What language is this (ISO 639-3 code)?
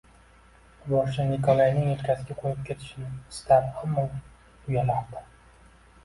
uzb